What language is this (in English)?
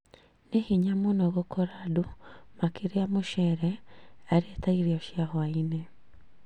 Kikuyu